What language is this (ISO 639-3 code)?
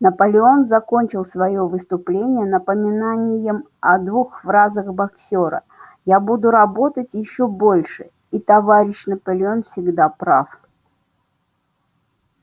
rus